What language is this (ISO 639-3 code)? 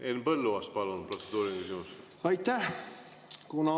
est